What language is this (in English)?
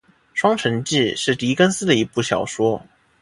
Chinese